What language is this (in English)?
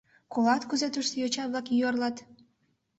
Mari